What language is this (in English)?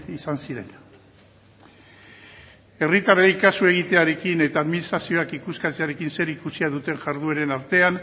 Basque